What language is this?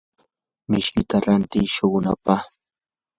Yanahuanca Pasco Quechua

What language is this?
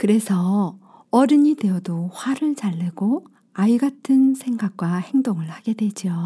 Korean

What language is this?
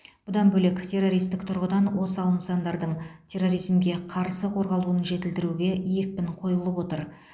Kazakh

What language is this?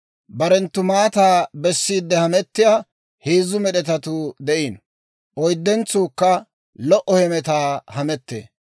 Dawro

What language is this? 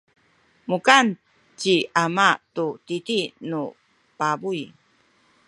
Sakizaya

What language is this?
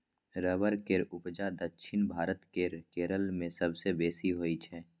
Maithili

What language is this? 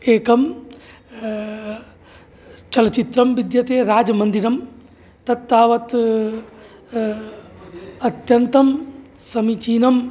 Sanskrit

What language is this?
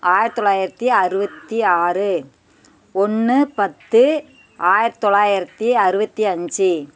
Tamil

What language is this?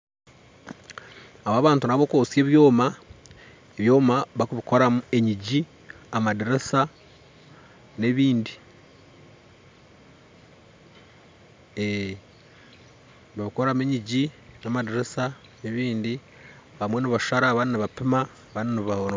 Nyankole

